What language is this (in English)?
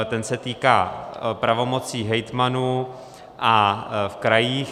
Czech